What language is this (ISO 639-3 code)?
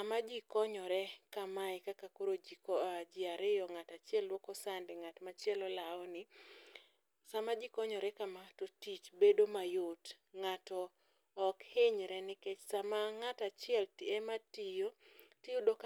luo